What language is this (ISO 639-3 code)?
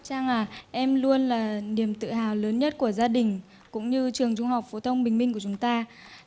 vie